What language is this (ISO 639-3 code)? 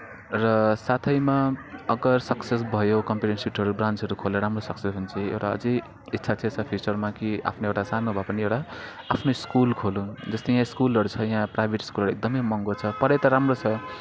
nep